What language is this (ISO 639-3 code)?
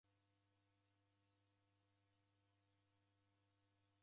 dav